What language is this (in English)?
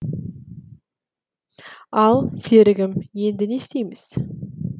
Kazakh